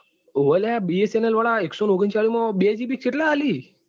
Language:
Gujarati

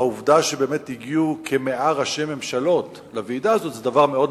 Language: Hebrew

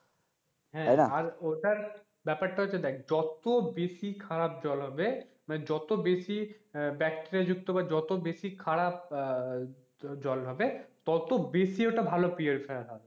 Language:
Bangla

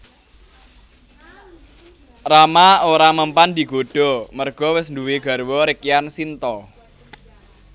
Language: Javanese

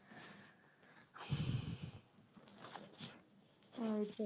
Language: Bangla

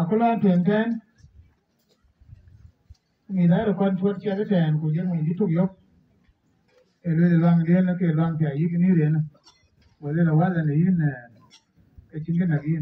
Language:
Thai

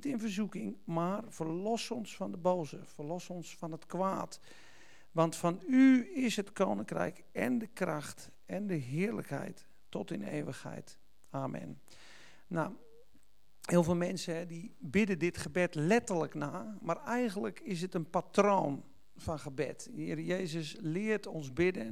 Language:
Dutch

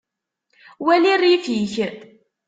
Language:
Kabyle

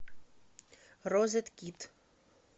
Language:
Russian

